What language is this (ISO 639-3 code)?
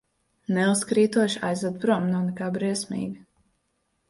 lav